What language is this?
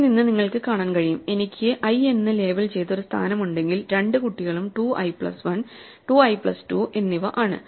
Malayalam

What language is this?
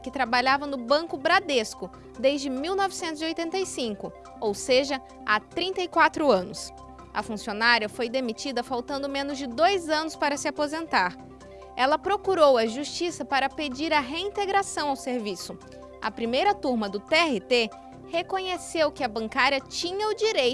Portuguese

